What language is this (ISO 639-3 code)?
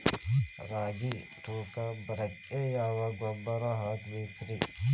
kan